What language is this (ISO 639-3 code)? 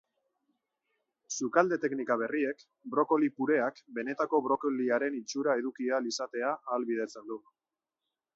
eus